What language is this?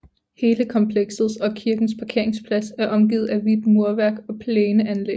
Danish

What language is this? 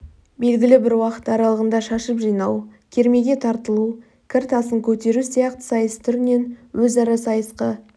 Kazakh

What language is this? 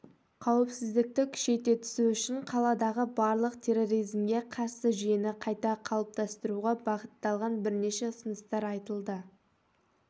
Kazakh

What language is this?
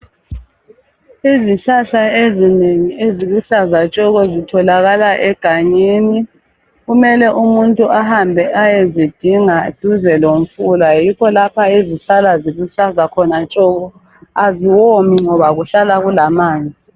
North Ndebele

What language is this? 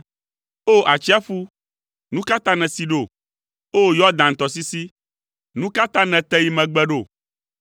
Ewe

